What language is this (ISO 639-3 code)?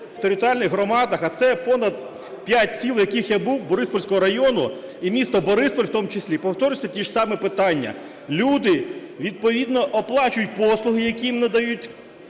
ukr